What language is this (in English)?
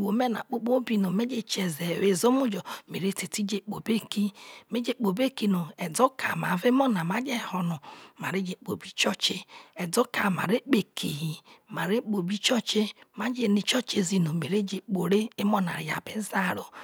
Isoko